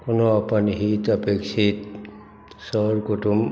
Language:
Maithili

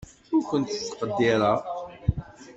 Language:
Kabyle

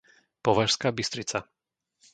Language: Slovak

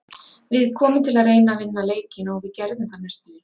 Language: Icelandic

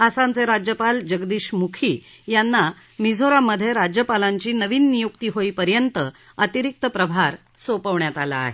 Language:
Marathi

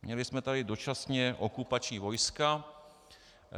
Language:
Czech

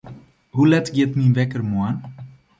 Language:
Western Frisian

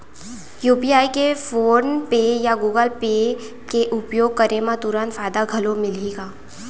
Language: Chhattisgarhi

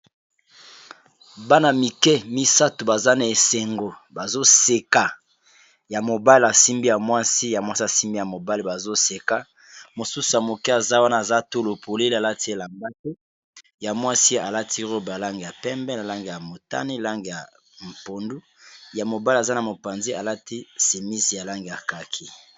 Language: Lingala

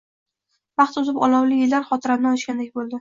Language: Uzbek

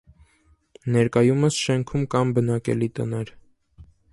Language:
Armenian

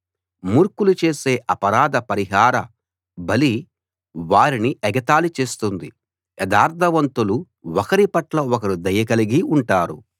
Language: Telugu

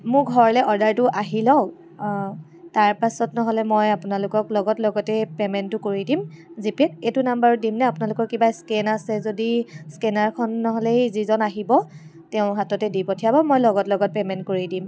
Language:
Assamese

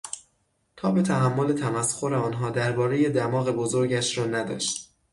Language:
Persian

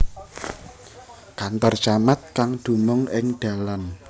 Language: Javanese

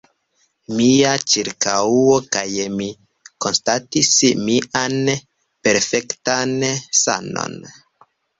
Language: Esperanto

